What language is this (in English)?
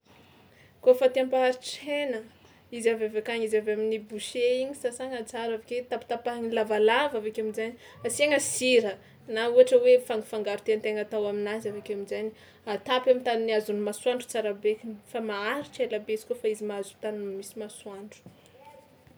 Tsimihety Malagasy